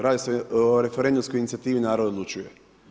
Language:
Croatian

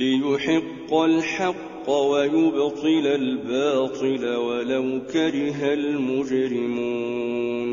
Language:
Arabic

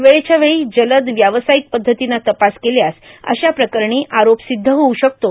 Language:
Marathi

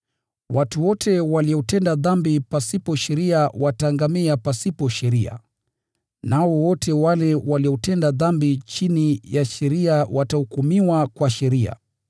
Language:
Swahili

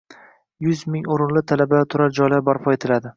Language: Uzbek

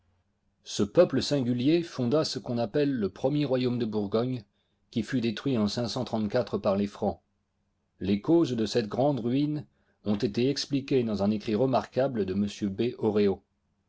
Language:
French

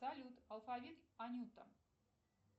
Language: Russian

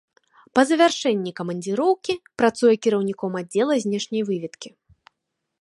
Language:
Belarusian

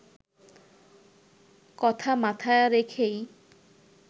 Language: Bangla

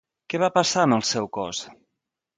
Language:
Catalan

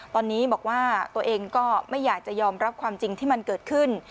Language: Thai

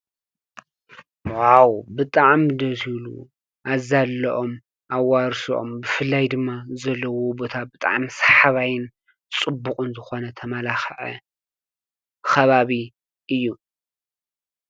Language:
Tigrinya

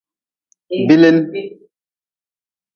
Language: Nawdm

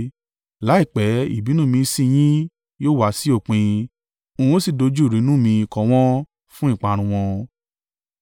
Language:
Yoruba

